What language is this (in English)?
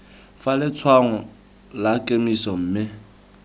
Tswana